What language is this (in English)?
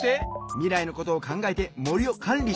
Japanese